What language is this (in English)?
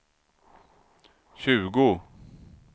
Swedish